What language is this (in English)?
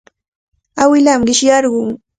Cajatambo North Lima Quechua